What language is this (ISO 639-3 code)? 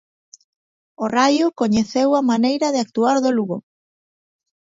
glg